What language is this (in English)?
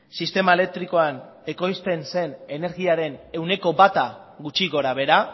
Basque